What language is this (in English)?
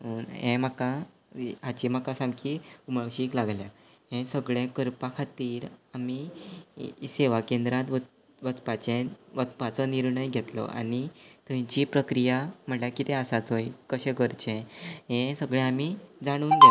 Konkani